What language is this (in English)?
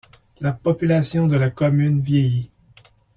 French